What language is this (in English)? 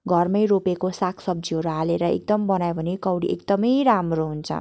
Nepali